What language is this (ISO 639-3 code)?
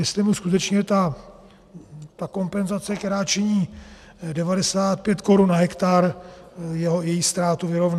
ces